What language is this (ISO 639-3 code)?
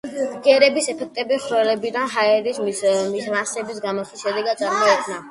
kat